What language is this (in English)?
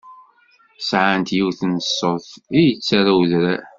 Kabyle